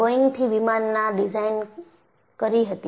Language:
Gujarati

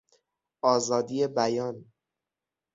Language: Persian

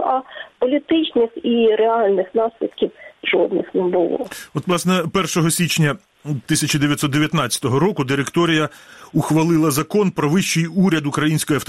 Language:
Ukrainian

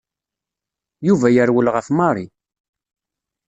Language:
Kabyle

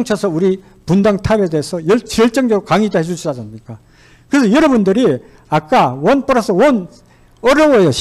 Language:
Korean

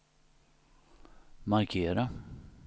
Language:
Swedish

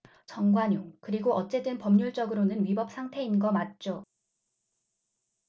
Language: Korean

